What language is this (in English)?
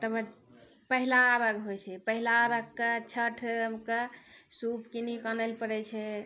Maithili